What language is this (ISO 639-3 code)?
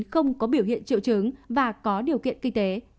vie